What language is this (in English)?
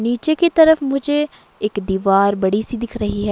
Hindi